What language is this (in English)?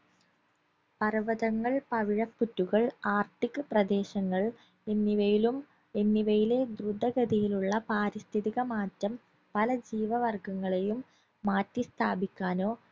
Malayalam